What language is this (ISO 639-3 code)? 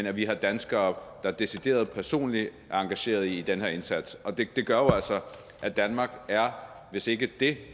dan